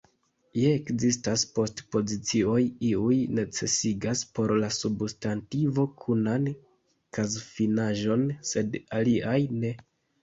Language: Esperanto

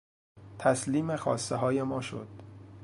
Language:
Persian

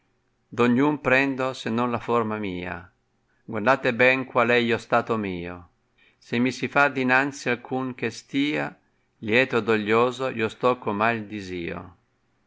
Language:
Italian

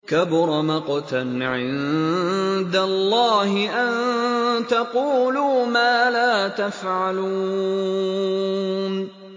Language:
Arabic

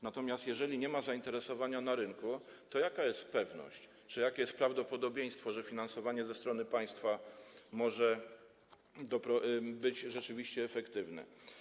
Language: Polish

